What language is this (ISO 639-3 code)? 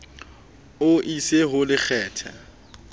sot